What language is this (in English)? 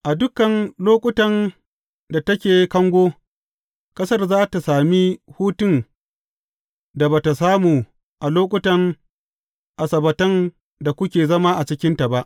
Hausa